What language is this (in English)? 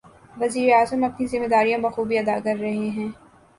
Urdu